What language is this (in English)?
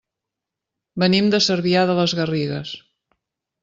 Catalan